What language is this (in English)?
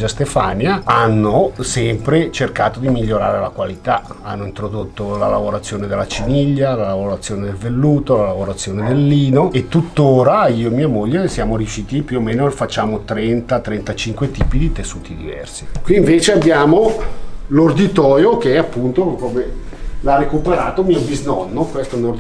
Italian